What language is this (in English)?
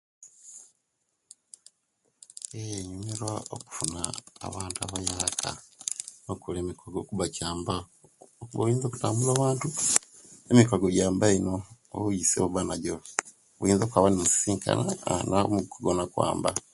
Kenyi